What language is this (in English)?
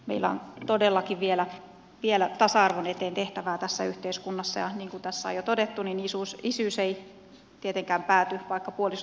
Finnish